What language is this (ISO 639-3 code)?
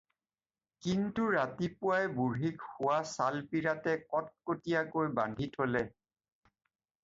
asm